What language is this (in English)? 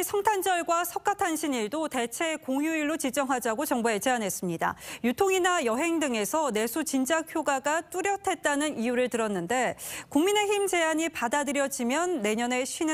Korean